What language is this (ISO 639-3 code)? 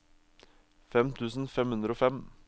nor